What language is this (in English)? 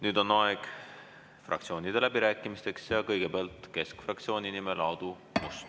Estonian